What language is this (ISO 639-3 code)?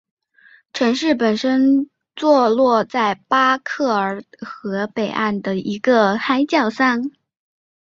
zho